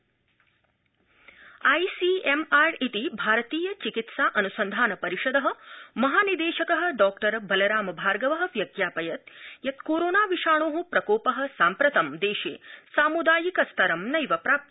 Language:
Sanskrit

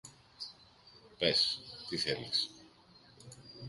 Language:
Greek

